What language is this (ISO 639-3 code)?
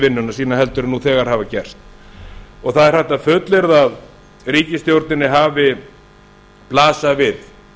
isl